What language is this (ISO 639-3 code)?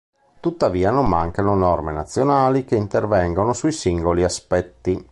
ita